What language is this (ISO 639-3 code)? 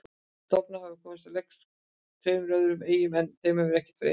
isl